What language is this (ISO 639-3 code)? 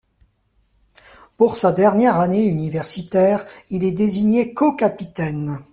fra